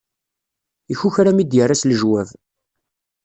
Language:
Kabyle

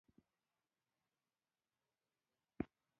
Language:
Pashto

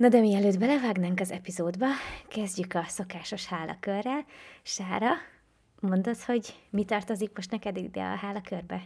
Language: Hungarian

